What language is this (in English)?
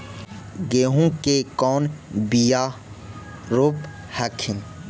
Magahi